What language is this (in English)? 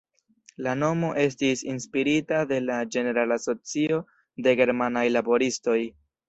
Esperanto